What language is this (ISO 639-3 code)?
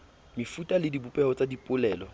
sot